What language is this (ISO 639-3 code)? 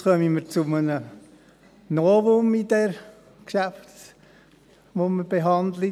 gsw